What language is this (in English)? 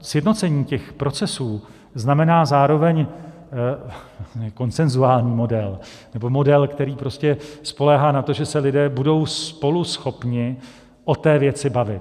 Czech